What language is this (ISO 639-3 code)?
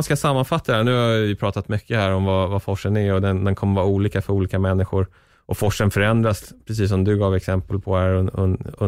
swe